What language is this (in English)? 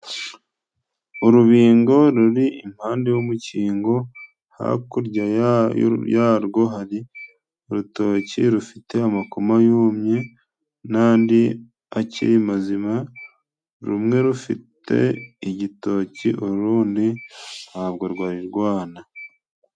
Kinyarwanda